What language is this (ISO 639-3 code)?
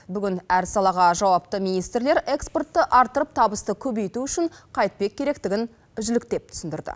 kaz